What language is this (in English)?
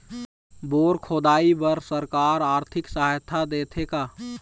Chhattisgarhi